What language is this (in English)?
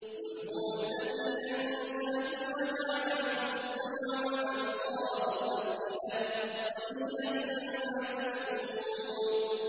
Arabic